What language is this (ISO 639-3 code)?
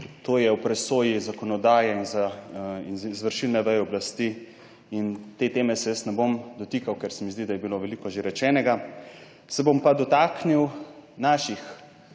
slv